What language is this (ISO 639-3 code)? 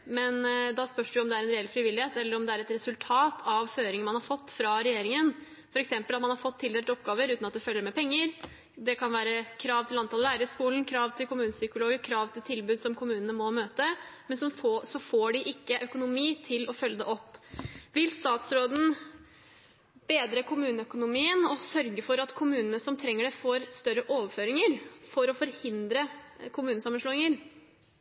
nob